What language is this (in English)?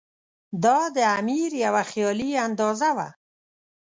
Pashto